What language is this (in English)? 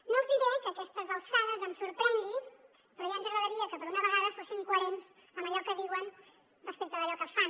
Catalan